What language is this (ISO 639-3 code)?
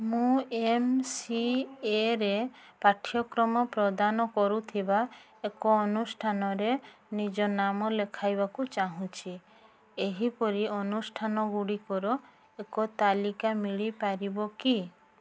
ori